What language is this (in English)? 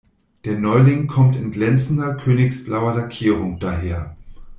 German